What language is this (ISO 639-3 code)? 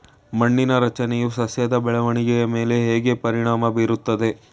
kan